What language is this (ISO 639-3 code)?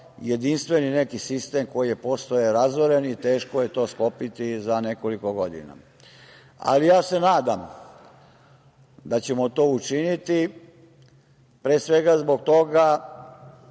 srp